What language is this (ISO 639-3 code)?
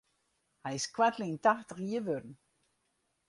fry